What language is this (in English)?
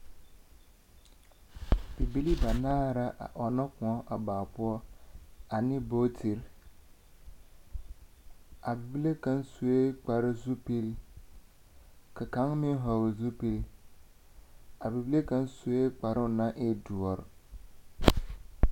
Southern Dagaare